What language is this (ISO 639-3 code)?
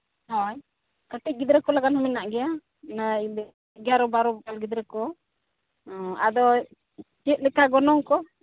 sat